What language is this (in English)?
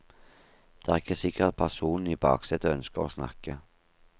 Norwegian